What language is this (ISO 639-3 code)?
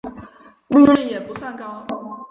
zho